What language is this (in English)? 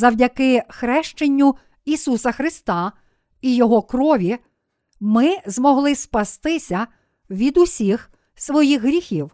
Ukrainian